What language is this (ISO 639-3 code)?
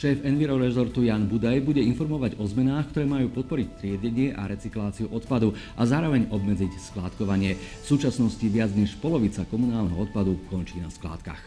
slk